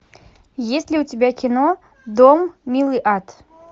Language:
Russian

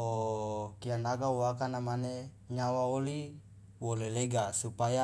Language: Loloda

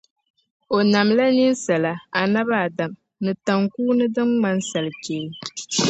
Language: Dagbani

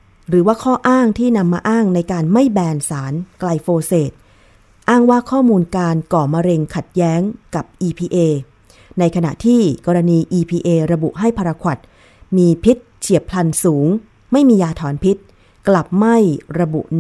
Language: Thai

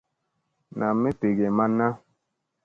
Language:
Musey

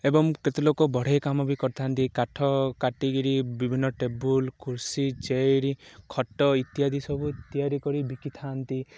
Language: Odia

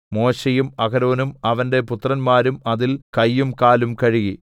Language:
Malayalam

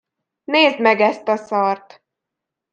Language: Hungarian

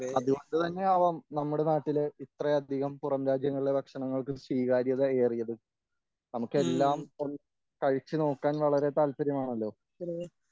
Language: Malayalam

